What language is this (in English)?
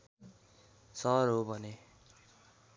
Nepali